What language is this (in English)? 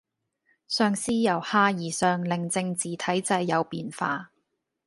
Cantonese